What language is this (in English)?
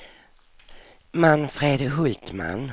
Swedish